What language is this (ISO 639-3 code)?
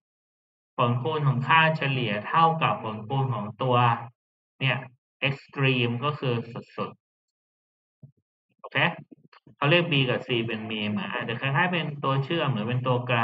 tha